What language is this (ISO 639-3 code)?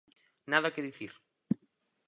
glg